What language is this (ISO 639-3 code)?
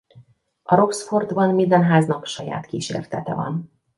hun